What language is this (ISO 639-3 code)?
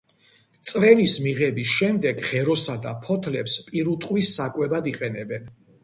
kat